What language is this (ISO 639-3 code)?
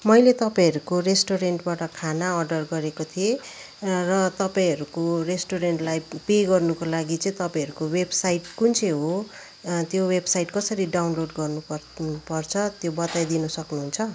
nep